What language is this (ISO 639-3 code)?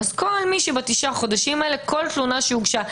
heb